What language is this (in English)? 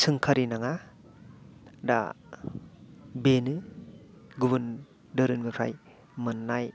Bodo